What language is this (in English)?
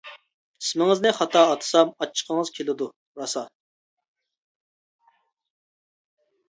Uyghur